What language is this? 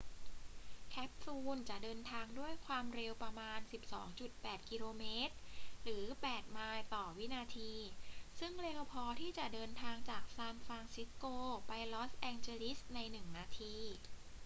Thai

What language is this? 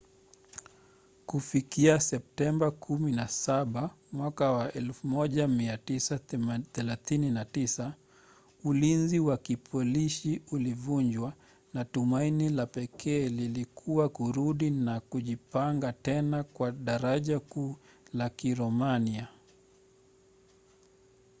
Swahili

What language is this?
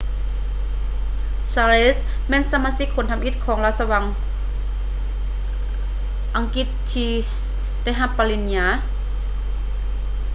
Lao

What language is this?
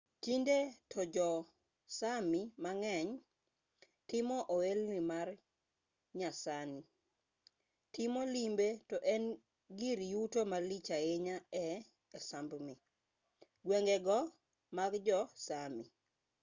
Luo (Kenya and Tanzania)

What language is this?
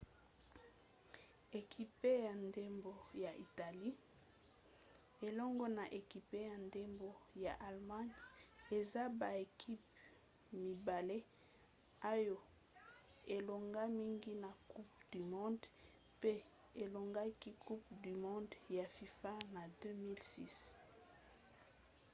Lingala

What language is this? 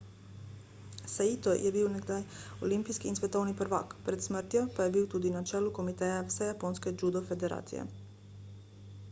Slovenian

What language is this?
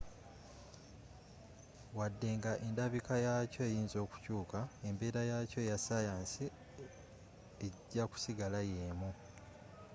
Ganda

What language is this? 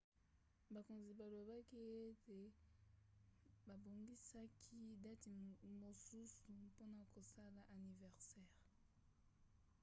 Lingala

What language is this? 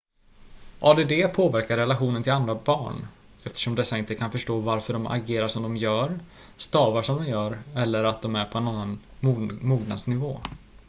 Swedish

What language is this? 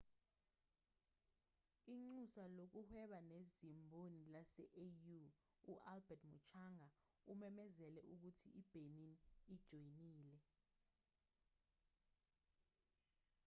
Zulu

